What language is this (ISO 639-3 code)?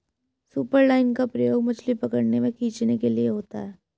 hin